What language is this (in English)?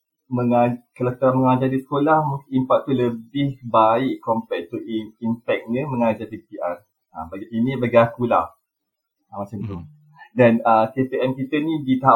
Malay